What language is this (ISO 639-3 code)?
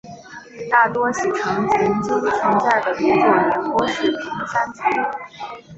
zho